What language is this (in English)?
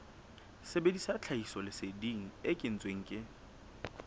Southern Sotho